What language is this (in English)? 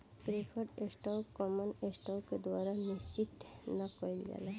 Bhojpuri